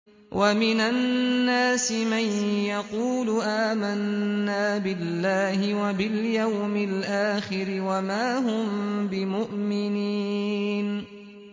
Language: Arabic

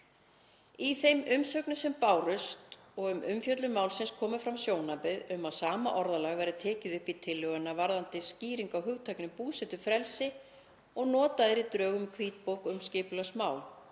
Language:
Icelandic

